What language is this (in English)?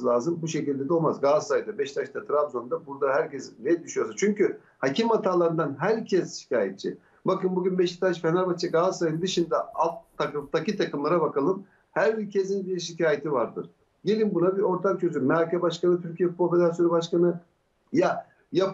Turkish